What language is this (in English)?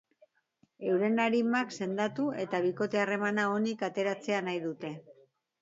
Basque